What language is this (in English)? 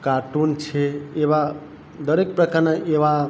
Gujarati